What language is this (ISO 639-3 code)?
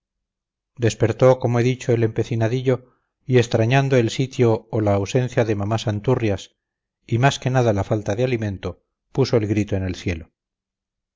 spa